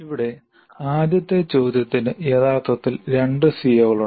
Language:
Malayalam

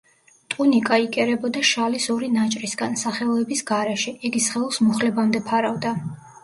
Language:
Georgian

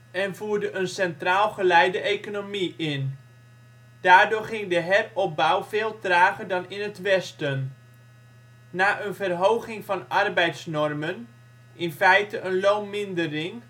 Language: Dutch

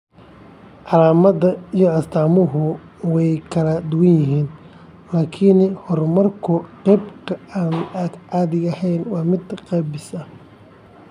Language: Somali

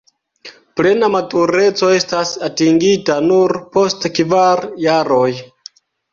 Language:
Esperanto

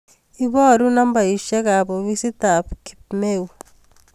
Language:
Kalenjin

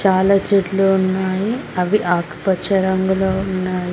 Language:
Telugu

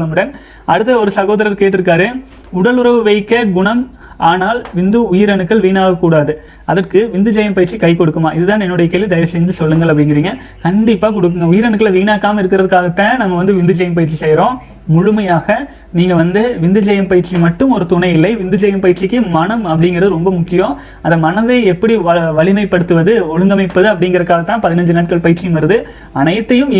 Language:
Tamil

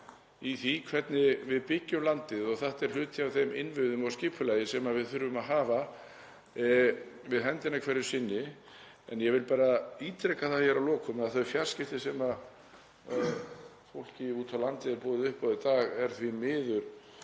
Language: Icelandic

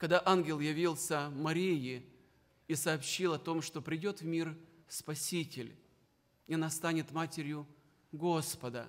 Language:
Russian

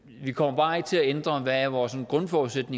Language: Danish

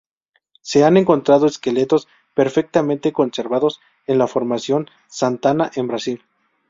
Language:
Spanish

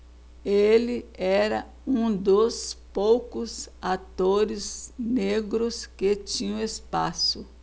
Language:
Portuguese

